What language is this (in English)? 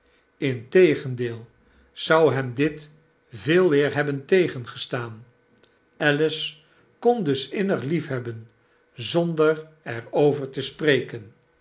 Dutch